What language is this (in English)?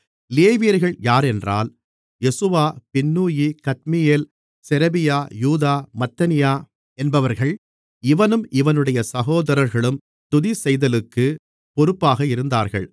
Tamil